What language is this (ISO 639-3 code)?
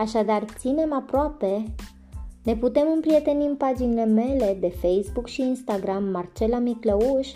ron